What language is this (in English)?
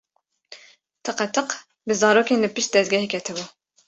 Kurdish